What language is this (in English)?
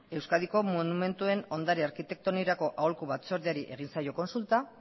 Basque